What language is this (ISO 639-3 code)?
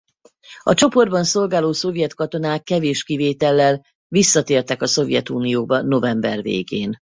hun